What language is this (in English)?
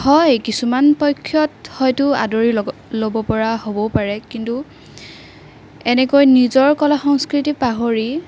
Assamese